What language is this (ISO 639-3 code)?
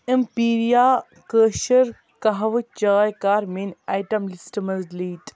kas